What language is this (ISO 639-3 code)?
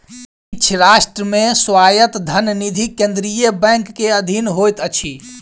mai